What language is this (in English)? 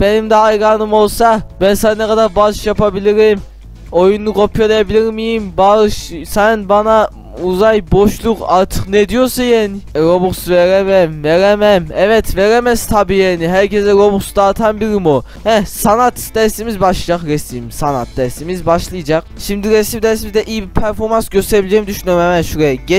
Turkish